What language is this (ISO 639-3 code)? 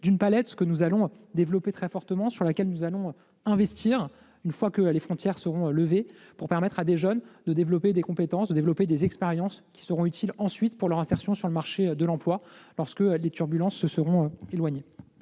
fra